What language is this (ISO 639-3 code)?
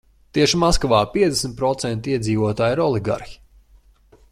lav